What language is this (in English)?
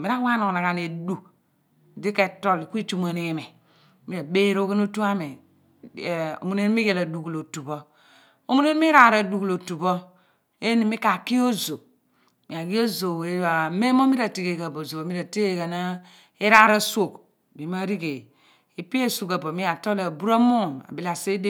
Abua